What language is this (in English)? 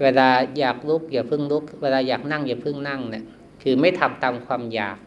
Thai